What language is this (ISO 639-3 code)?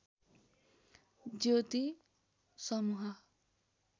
nep